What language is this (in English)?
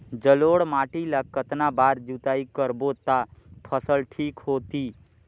Chhattisgarhi